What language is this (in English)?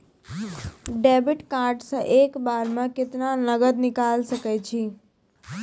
Maithili